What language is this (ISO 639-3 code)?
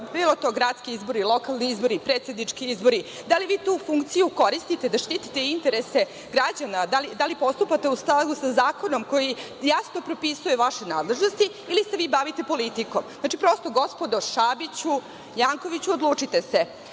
srp